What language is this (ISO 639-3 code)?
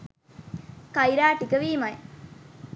sin